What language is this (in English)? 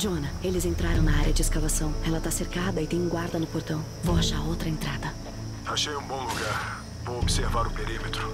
Portuguese